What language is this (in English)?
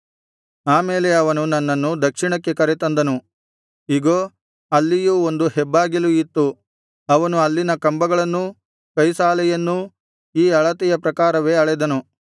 Kannada